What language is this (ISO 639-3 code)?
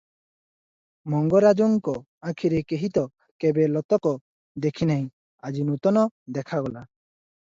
ori